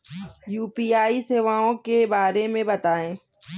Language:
Hindi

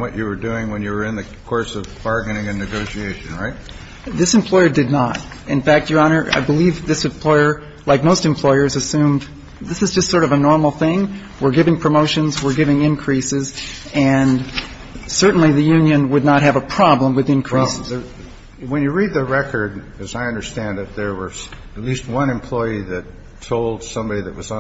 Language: English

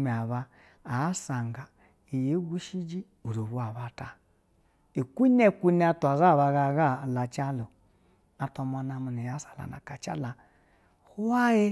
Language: Basa (Nigeria)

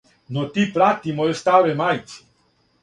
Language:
Serbian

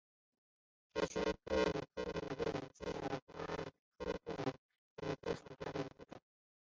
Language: Chinese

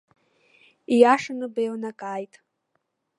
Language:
Abkhazian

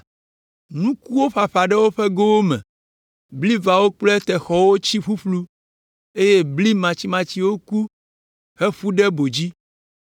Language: Ewe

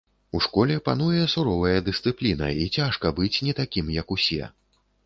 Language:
Belarusian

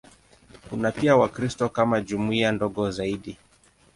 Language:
Swahili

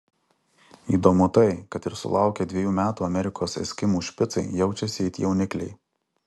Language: Lithuanian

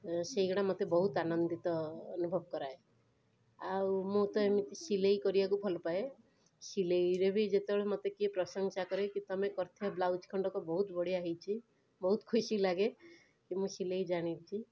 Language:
Odia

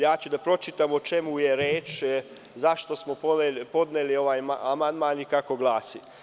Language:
Serbian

